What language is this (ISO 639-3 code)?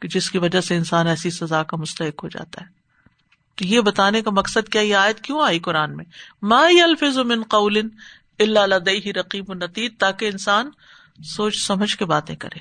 urd